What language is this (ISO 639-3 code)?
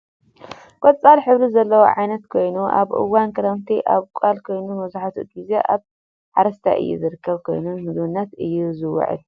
tir